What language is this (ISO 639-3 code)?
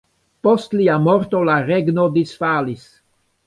epo